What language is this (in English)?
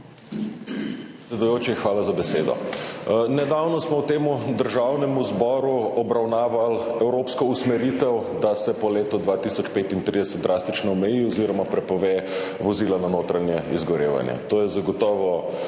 Slovenian